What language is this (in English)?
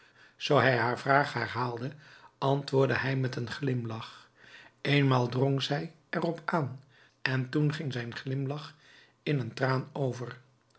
Dutch